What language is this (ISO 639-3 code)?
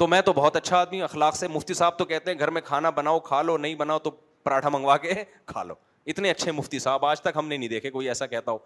urd